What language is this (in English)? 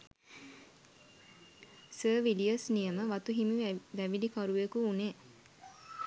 Sinhala